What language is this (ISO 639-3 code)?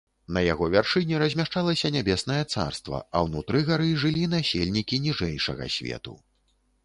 bel